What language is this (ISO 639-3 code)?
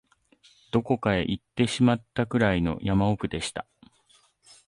jpn